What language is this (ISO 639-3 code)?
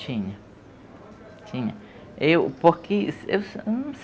por